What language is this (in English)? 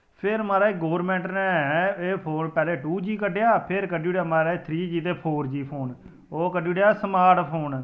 Dogri